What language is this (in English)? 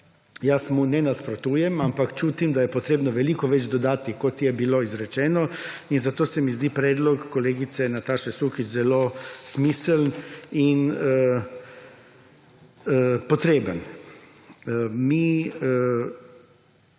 Slovenian